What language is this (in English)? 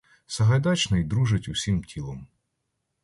Ukrainian